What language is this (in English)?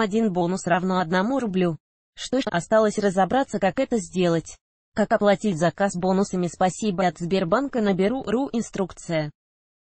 Russian